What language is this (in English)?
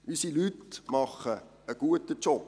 Swiss German